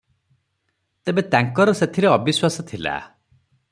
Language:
Odia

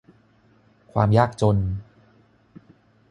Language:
Thai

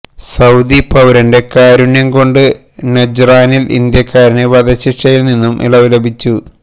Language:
Malayalam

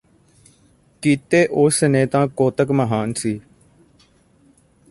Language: Punjabi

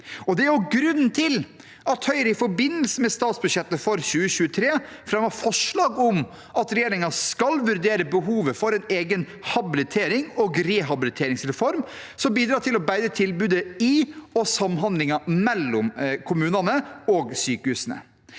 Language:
Norwegian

